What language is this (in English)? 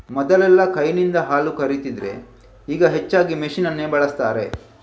Kannada